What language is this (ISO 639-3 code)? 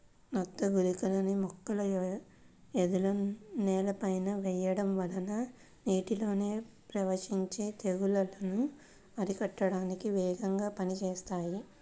tel